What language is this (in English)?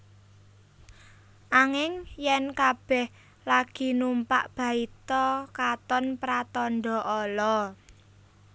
Javanese